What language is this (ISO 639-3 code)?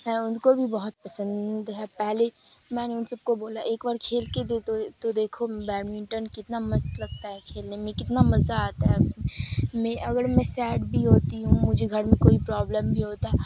urd